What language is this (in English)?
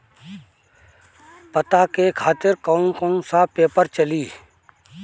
Bhojpuri